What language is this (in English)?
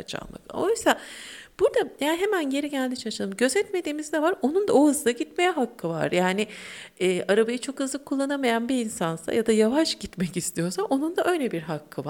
Turkish